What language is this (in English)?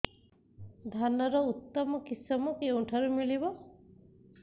Odia